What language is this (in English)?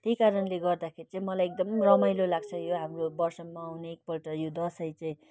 Nepali